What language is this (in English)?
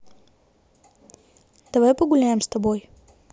Russian